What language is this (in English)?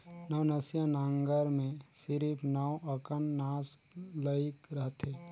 Chhattisgarhi